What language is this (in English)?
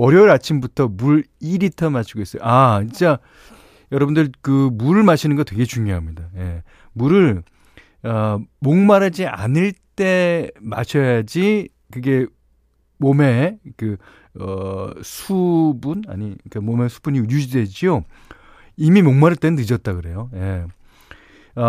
Korean